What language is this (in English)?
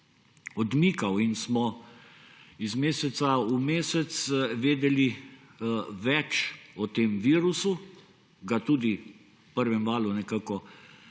Slovenian